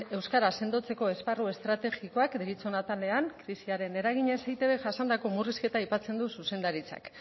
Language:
Basque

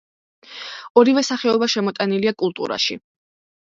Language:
Georgian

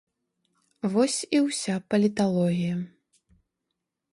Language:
Belarusian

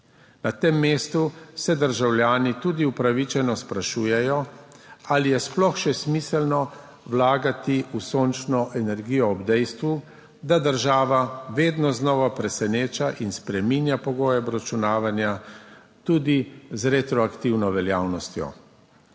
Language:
Slovenian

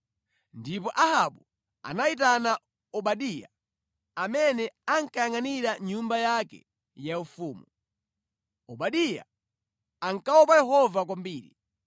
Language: Nyanja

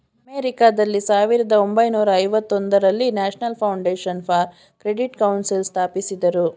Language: Kannada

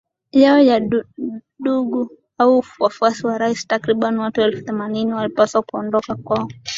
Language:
Swahili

